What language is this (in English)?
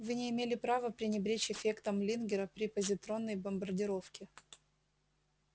Russian